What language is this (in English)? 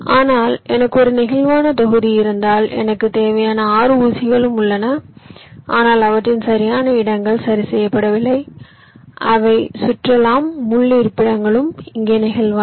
Tamil